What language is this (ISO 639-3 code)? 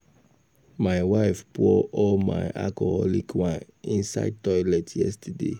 pcm